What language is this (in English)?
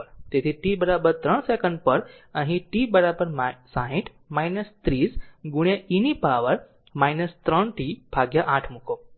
Gujarati